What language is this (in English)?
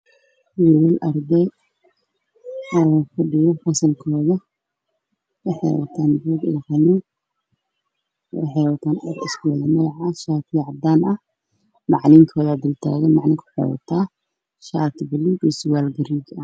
Somali